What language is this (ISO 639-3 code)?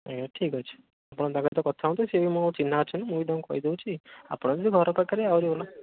ori